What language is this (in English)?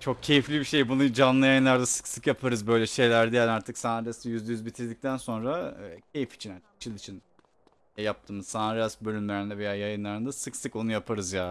Turkish